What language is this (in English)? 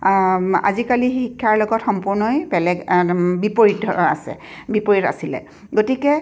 Assamese